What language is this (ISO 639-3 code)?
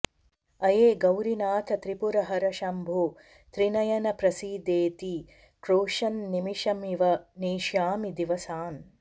san